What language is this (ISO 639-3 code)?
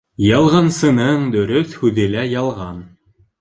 bak